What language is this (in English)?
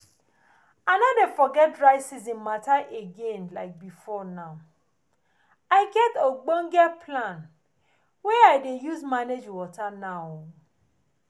Nigerian Pidgin